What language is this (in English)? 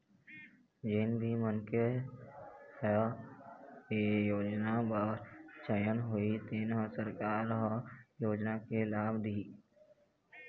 Chhattisgarhi